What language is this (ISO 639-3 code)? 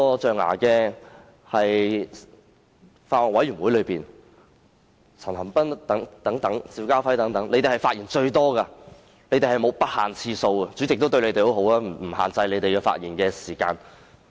yue